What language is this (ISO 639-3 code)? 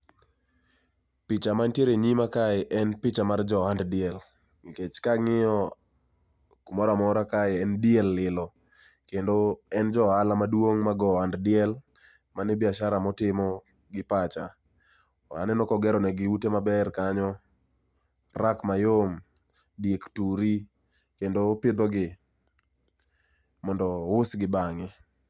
luo